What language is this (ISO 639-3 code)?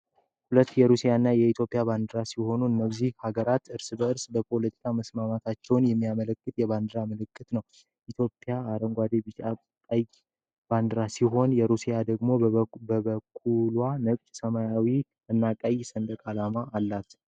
amh